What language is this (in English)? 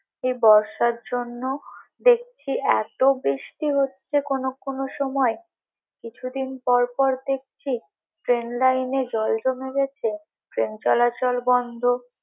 Bangla